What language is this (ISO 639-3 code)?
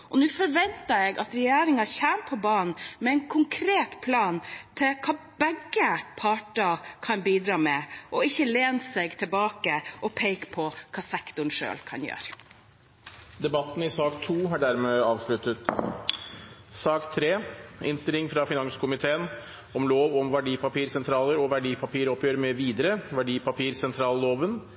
nob